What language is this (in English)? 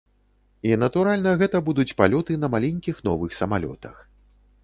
Belarusian